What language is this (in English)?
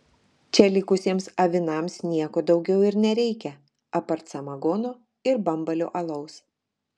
Lithuanian